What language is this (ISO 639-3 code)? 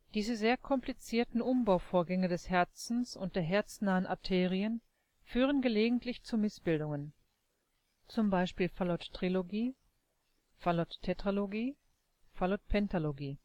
deu